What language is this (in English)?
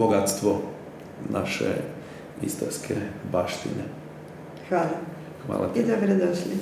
Croatian